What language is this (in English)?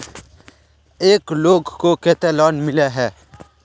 Magahi